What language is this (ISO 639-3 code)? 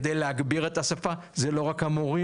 heb